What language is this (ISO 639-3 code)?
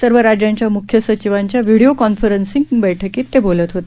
mar